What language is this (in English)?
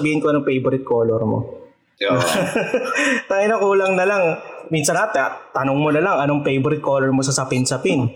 Filipino